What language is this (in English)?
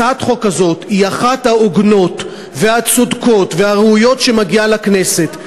Hebrew